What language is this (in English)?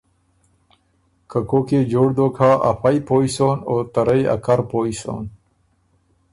Ormuri